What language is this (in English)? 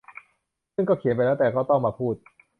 Thai